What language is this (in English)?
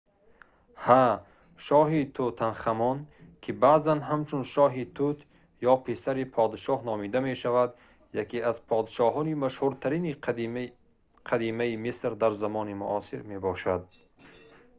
Tajik